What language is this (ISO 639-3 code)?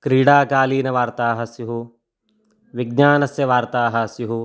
san